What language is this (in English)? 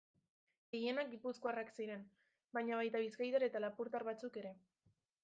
Basque